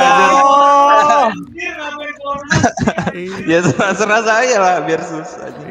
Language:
Indonesian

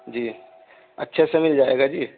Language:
Urdu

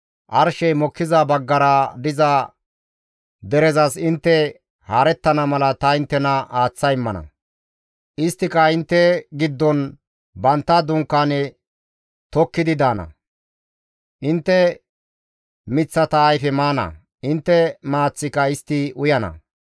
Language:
Gamo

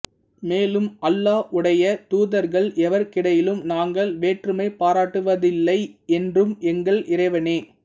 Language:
Tamil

